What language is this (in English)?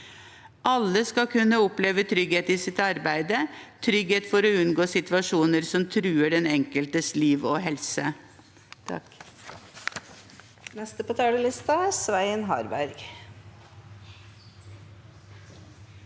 Norwegian